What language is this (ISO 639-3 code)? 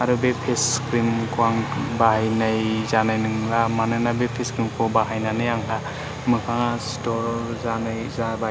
brx